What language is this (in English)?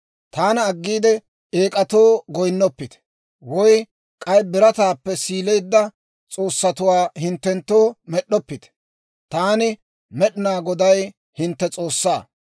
Dawro